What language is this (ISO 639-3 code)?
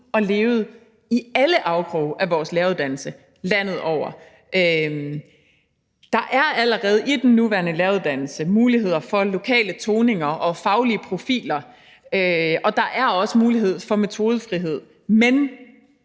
dan